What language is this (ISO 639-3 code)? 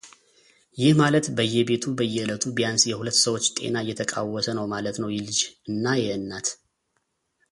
amh